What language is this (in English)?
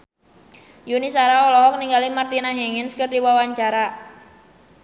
Sundanese